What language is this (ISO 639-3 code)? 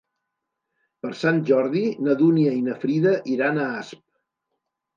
cat